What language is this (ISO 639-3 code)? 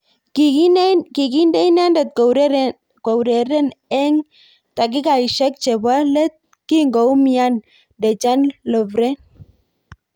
kln